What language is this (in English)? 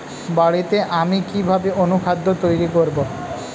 Bangla